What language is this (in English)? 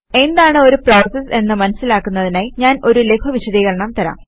Malayalam